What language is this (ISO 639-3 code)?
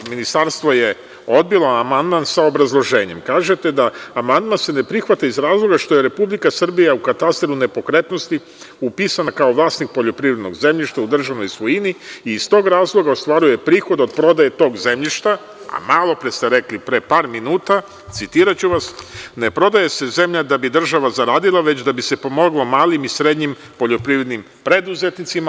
srp